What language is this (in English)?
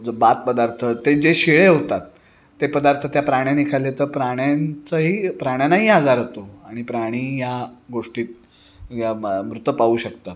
Marathi